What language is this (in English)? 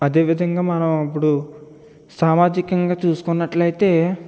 Telugu